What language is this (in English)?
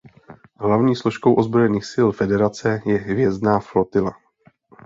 Czech